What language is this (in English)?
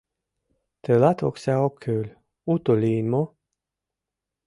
Mari